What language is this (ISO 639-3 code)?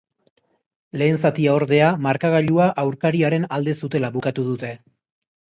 eus